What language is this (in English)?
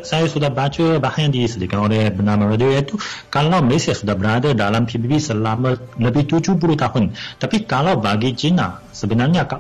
Malay